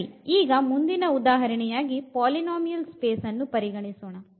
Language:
Kannada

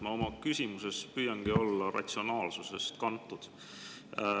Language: Estonian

